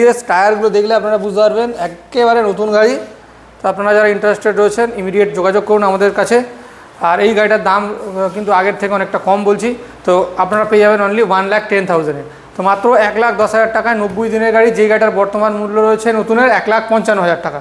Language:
Hindi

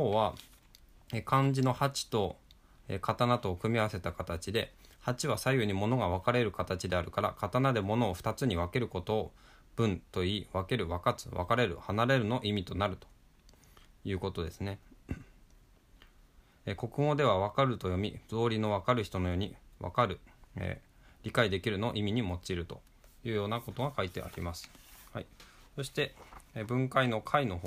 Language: Japanese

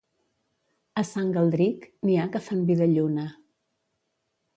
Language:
Catalan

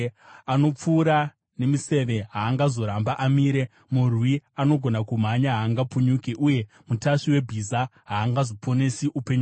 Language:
Shona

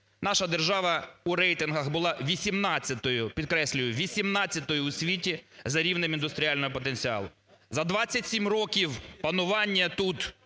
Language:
Ukrainian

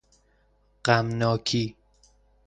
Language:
Persian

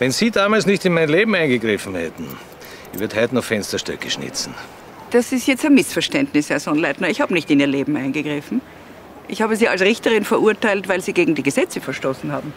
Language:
German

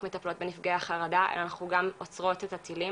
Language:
Hebrew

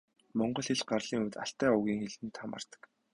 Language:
Mongolian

